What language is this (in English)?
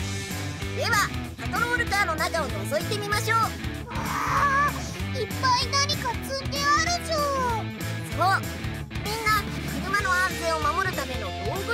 Japanese